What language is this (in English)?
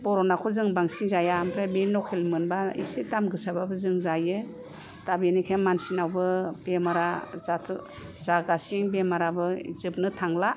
Bodo